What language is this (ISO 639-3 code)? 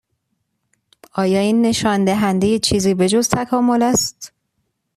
fas